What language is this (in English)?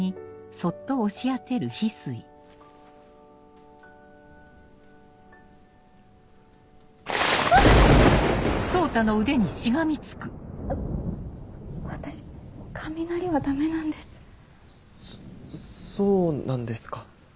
Japanese